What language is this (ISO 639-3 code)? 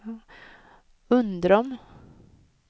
swe